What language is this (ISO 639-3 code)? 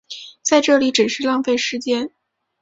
zho